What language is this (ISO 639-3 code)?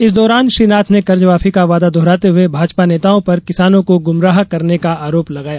hin